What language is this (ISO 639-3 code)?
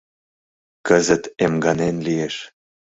chm